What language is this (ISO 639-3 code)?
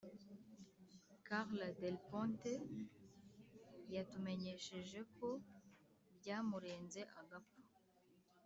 kin